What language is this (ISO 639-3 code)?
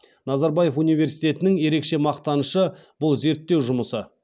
kaz